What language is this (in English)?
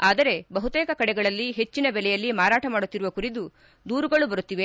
Kannada